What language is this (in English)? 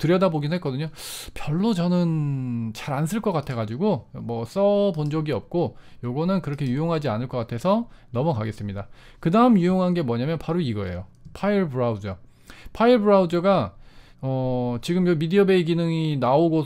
Korean